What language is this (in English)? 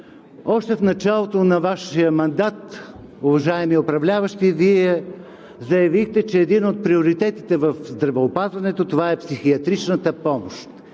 Bulgarian